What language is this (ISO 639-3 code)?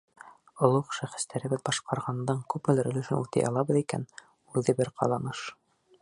bak